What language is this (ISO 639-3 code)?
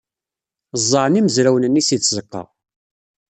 kab